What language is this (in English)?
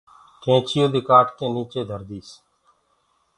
Gurgula